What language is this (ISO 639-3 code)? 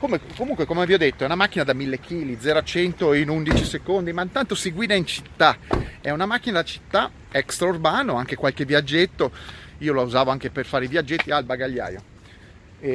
ita